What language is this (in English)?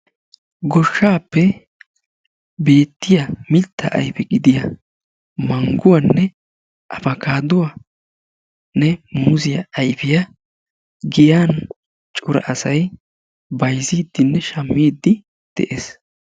Wolaytta